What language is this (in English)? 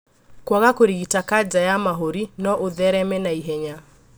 Kikuyu